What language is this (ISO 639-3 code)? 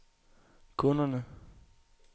dan